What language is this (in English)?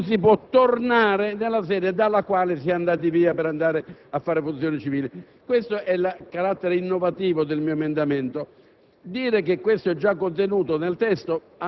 Italian